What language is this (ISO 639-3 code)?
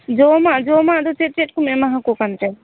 sat